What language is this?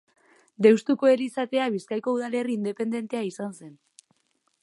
Basque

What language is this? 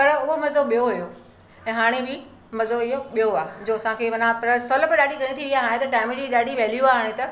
Sindhi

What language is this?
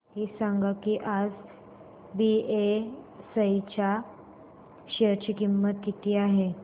Marathi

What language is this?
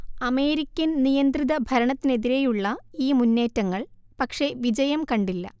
Malayalam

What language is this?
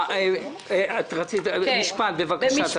Hebrew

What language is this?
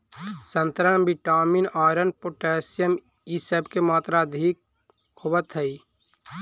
Magahi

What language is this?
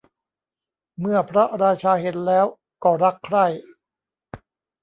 Thai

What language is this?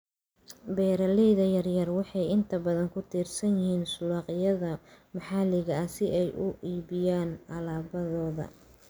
Somali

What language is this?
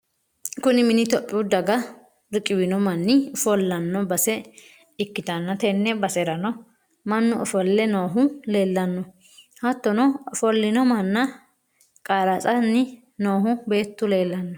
Sidamo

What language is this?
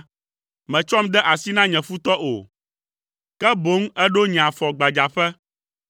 Ewe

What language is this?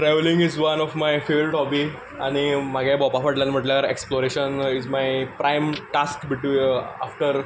Konkani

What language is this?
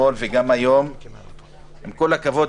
Hebrew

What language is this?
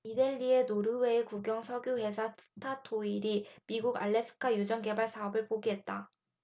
Korean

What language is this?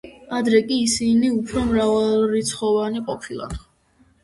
Georgian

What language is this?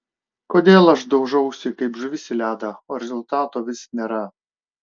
Lithuanian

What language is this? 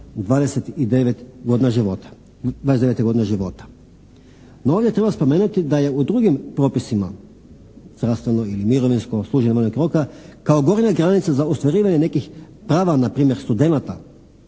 Croatian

